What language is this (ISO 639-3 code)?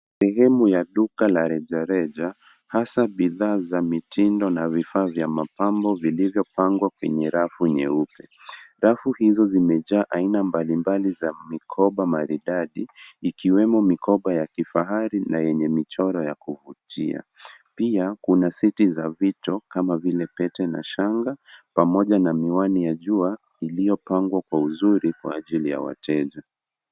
swa